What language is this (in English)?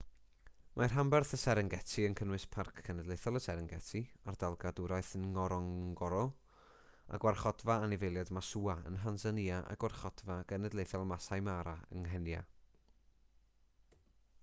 Welsh